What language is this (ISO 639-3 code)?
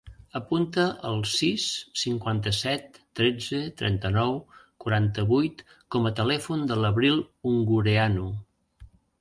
cat